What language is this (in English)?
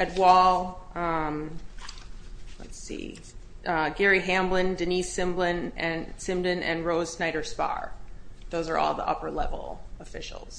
English